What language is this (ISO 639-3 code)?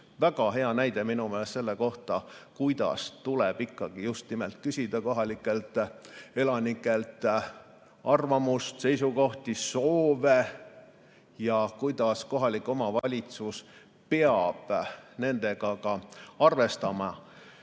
est